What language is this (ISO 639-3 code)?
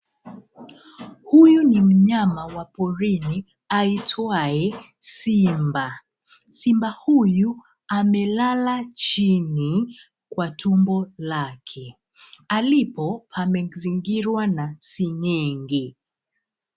swa